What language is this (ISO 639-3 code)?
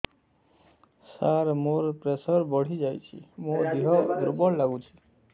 ori